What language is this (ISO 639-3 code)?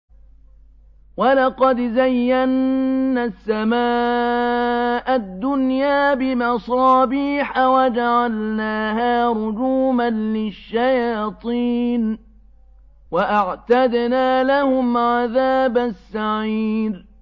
ara